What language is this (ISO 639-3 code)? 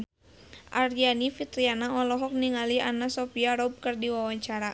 sun